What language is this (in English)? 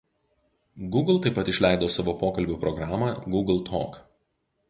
Lithuanian